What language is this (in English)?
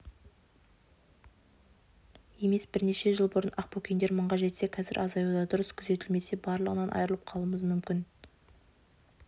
Kazakh